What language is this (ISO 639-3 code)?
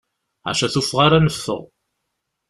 kab